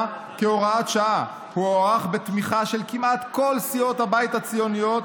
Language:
Hebrew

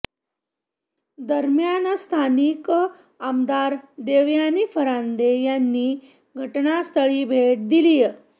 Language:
Marathi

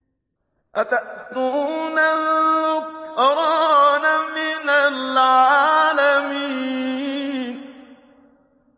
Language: Arabic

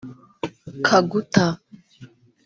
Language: Kinyarwanda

